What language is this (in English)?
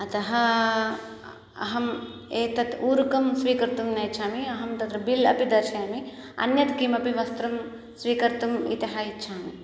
Sanskrit